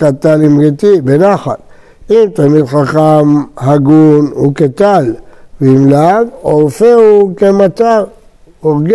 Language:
Hebrew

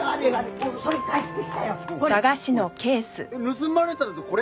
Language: Japanese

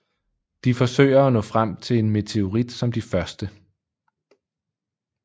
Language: Danish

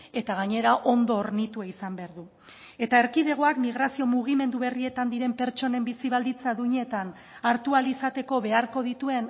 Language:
Basque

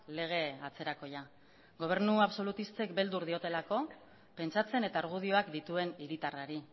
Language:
Basque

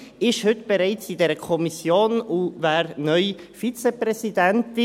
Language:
Swiss German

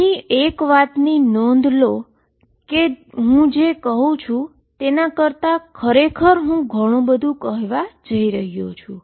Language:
Gujarati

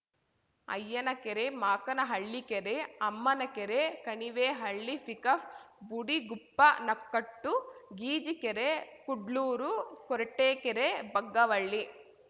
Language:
Kannada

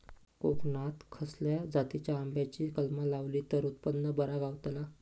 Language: Marathi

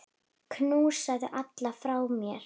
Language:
Icelandic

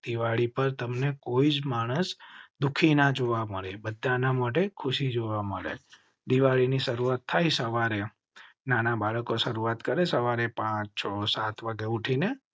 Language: Gujarati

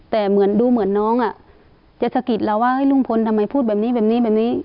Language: Thai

